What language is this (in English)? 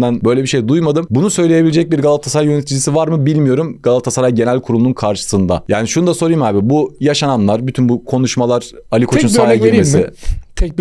Turkish